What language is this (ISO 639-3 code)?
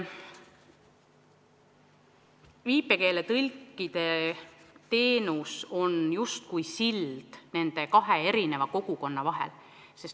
est